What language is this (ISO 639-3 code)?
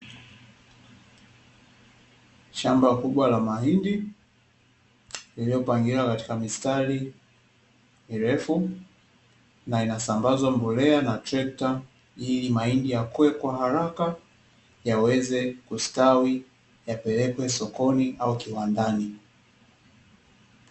swa